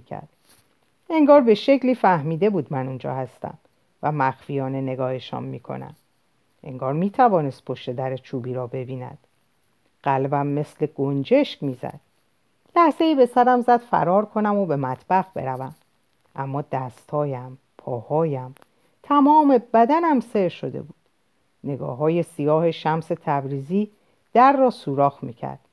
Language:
Persian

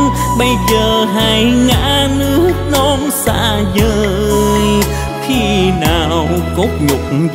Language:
Vietnamese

